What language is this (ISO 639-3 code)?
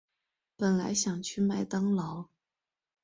zho